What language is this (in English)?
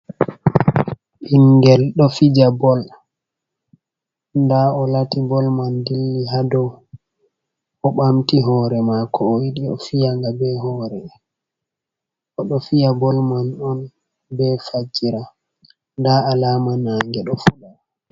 Fula